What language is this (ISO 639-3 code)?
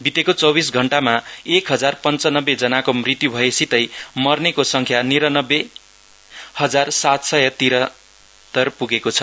nep